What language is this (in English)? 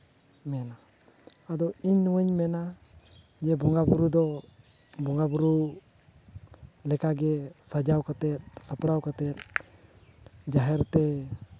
Santali